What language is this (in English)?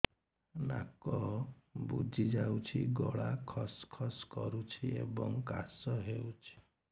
Odia